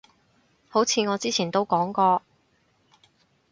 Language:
Cantonese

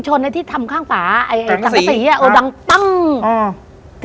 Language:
Thai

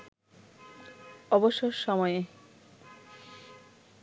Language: Bangla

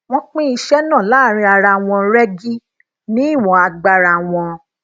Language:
Yoruba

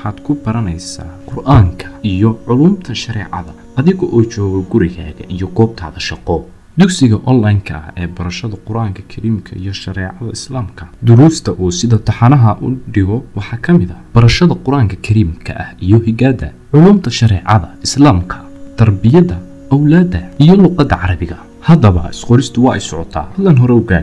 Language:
Arabic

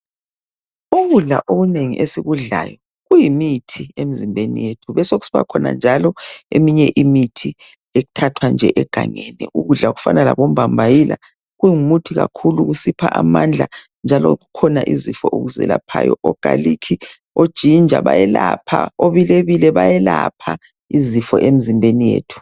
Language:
North Ndebele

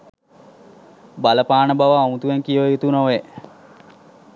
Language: Sinhala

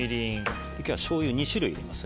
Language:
Japanese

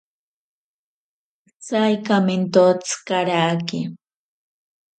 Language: Ashéninka Perené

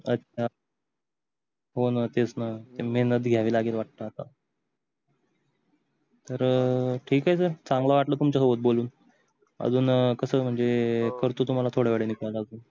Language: Marathi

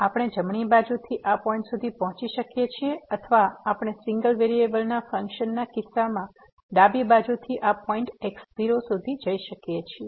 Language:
Gujarati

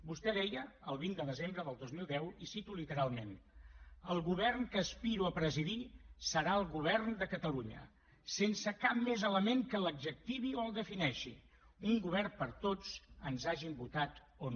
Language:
Catalan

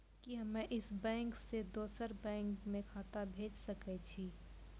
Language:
Maithili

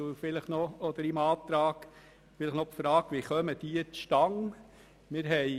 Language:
Swiss German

